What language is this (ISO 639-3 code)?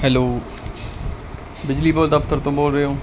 pan